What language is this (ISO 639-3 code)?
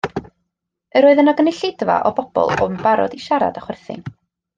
cym